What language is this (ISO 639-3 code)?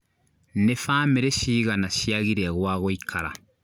kik